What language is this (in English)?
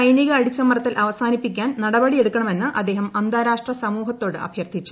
Malayalam